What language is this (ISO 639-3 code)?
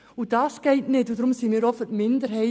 gsw